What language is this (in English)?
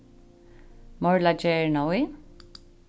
Faroese